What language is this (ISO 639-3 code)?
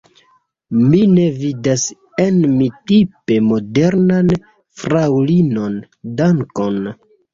epo